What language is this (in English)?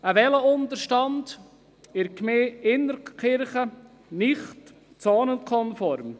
Swiss German